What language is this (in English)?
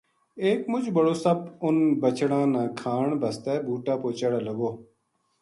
Gujari